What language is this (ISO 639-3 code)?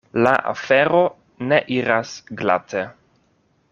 epo